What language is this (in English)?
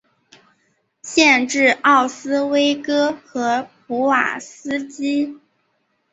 Chinese